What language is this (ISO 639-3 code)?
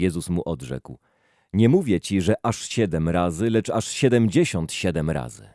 pol